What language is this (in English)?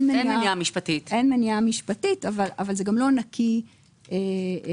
Hebrew